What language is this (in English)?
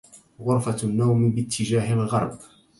Arabic